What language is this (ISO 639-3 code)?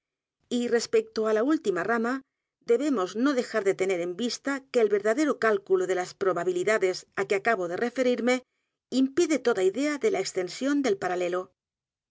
spa